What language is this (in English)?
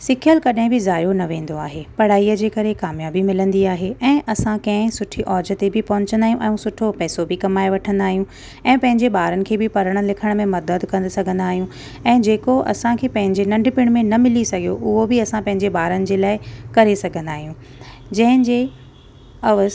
Sindhi